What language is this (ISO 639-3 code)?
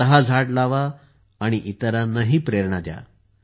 mar